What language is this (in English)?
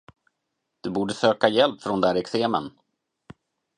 Swedish